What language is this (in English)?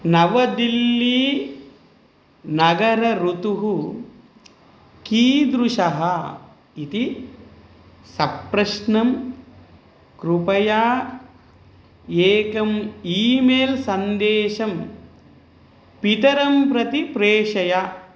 Sanskrit